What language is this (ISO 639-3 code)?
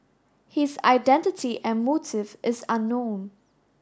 eng